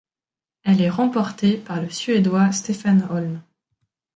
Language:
French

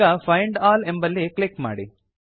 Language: Kannada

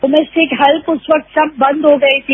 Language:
Hindi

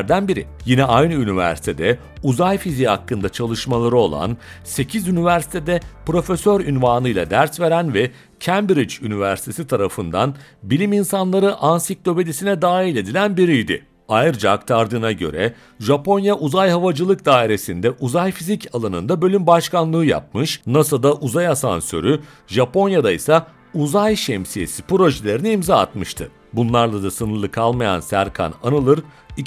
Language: Turkish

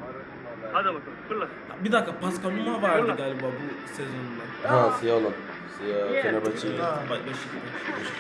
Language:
Turkish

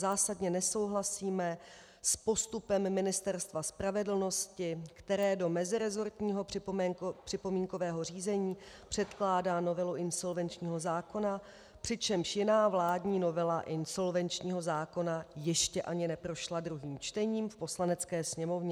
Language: Czech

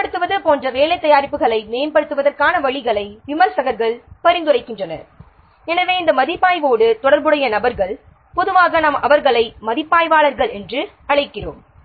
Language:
Tamil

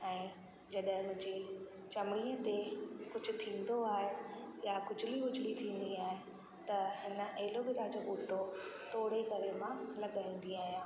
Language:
Sindhi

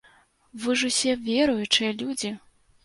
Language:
Belarusian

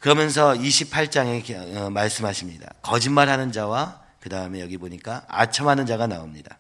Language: Korean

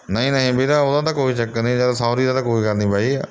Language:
Punjabi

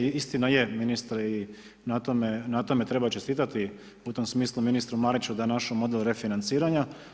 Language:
Croatian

